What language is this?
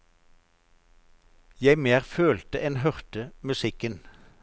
Norwegian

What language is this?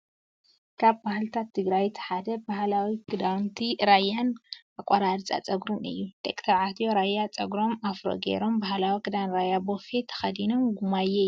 Tigrinya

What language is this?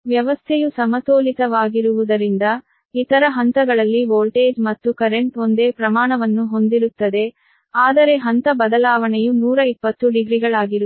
Kannada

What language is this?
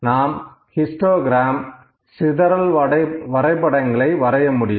Tamil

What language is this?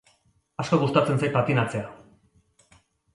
Basque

